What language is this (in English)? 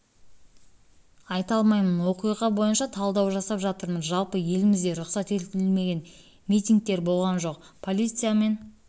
Kazakh